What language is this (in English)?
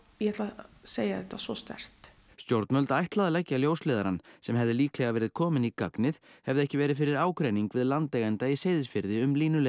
Icelandic